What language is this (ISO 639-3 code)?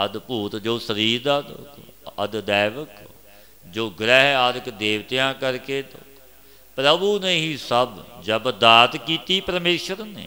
hin